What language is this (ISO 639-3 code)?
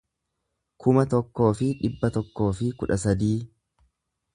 orm